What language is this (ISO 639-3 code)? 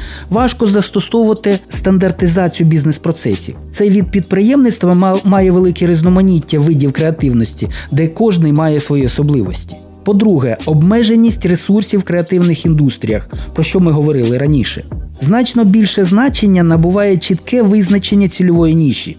ukr